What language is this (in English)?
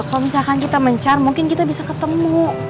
Indonesian